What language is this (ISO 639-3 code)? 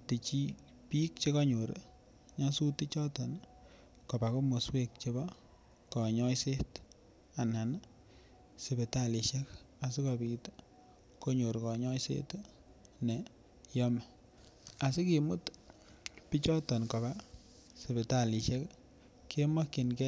kln